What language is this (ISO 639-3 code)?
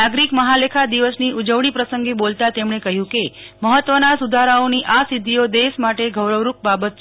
guj